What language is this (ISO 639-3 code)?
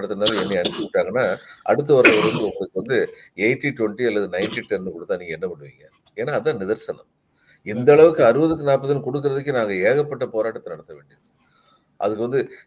tam